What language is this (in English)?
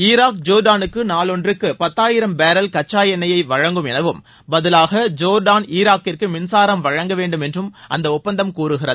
Tamil